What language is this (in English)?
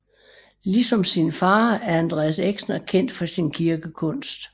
Danish